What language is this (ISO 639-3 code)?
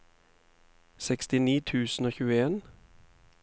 nor